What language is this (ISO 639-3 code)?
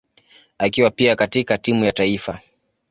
swa